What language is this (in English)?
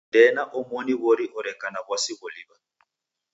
Taita